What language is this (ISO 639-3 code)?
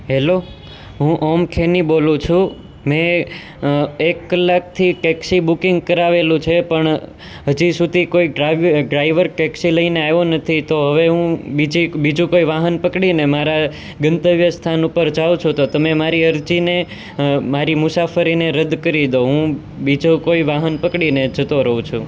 guj